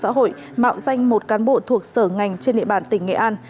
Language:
Vietnamese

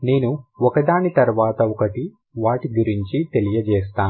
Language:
Telugu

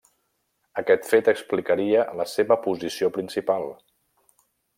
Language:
Catalan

